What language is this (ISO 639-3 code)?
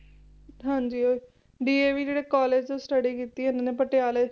pan